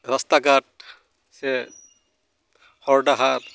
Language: Santali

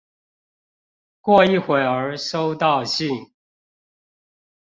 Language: Chinese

